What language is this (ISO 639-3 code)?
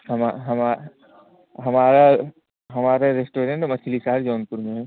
hin